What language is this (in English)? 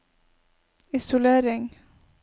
Norwegian